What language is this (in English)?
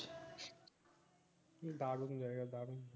Bangla